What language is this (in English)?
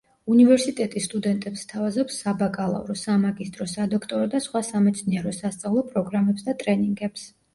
Georgian